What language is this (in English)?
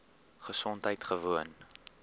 Afrikaans